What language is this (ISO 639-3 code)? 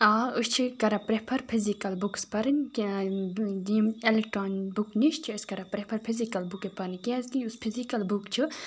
kas